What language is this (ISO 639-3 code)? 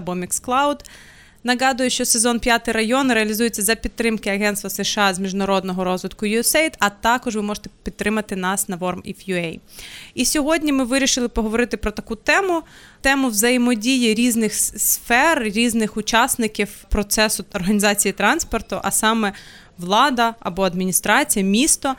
ukr